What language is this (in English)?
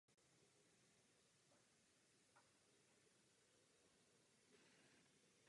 Czech